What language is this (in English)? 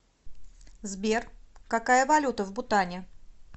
Russian